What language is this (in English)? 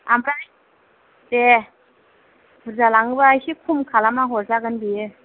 Bodo